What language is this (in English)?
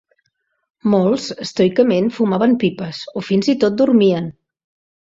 Catalan